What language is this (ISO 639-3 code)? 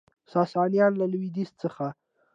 pus